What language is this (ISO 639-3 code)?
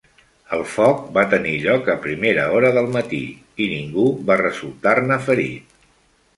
cat